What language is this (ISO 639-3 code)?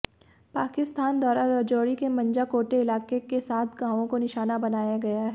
hin